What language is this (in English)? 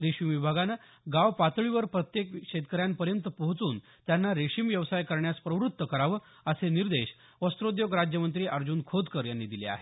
Marathi